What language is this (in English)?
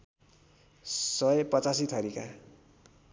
Nepali